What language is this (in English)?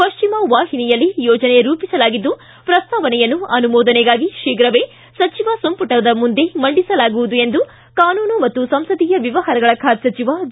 Kannada